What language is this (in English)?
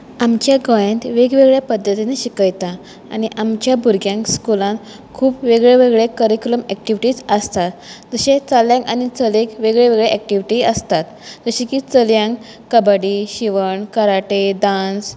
Konkani